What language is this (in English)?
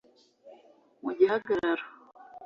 Kinyarwanda